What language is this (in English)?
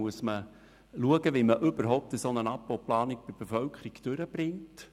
Swiss German